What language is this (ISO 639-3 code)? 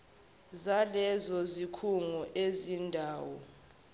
zul